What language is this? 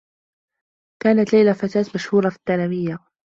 Arabic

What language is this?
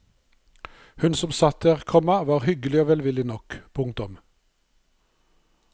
Norwegian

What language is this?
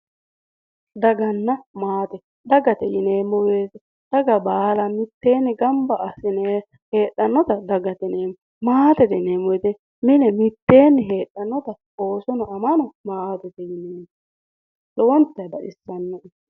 Sidamo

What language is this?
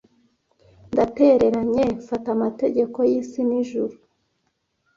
Kinyarwanda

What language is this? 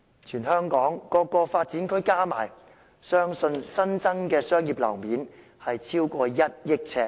Cantonese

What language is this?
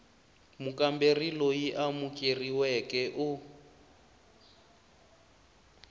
Tsonga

